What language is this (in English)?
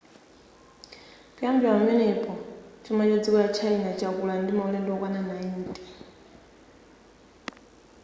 Nyanja